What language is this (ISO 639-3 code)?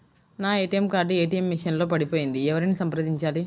tel